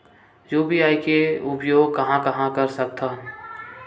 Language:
Chhattisgarhi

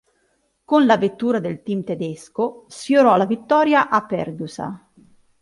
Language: Italian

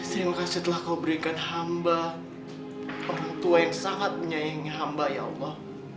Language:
Indonesian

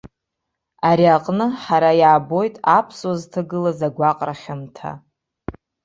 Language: Abkhazian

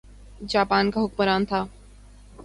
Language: Urdu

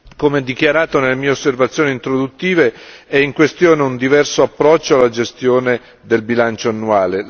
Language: Italian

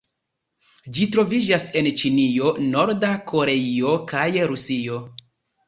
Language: Esperanto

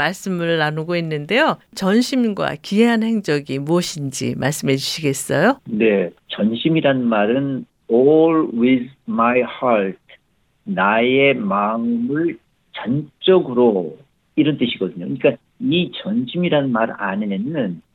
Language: Korean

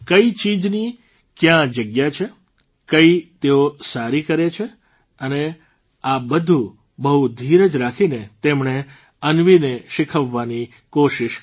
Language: Gujarati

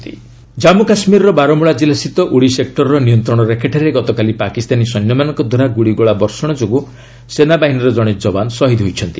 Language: Odia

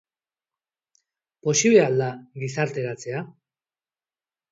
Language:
Basque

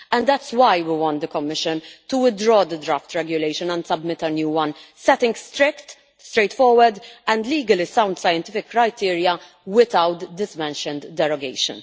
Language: English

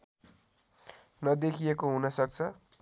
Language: Nepali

